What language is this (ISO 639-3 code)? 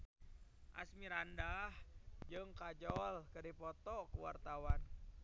sun